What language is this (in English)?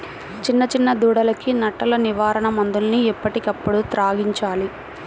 Telugu